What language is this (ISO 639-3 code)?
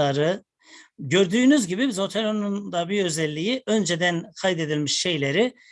tur